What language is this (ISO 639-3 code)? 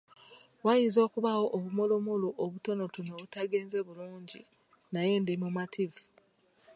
lug